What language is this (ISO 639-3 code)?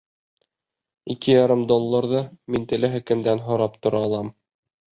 bak